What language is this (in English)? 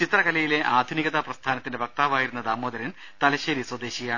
Malayalam